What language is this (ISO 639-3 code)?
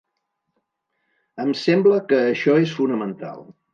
cat